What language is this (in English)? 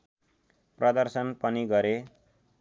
Nepali